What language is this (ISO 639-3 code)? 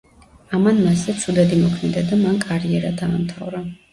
kat